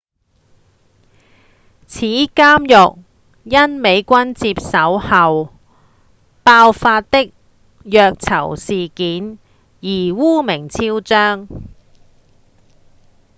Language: Cantonese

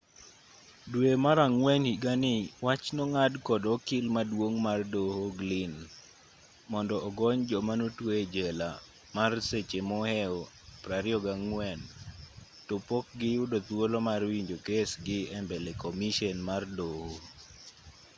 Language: Luo (Kenya and Tanzania)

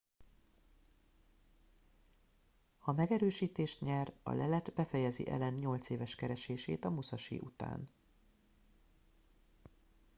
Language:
Hungarian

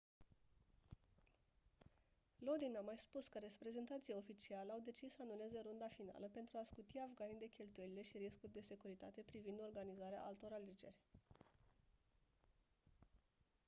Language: Romanian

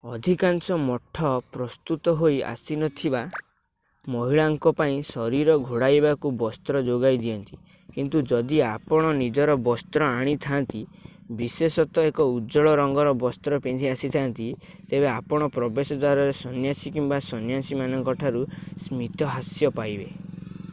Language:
Odia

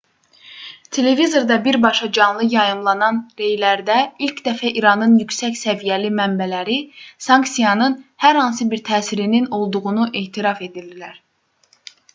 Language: Azerbaijani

